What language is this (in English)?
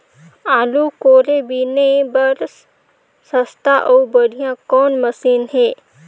Chhattisgarhi